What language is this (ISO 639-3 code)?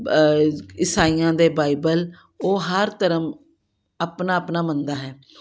pan